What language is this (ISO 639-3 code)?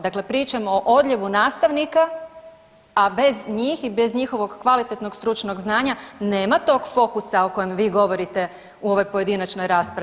hrv